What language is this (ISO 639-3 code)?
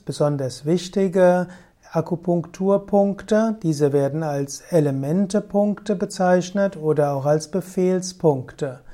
deu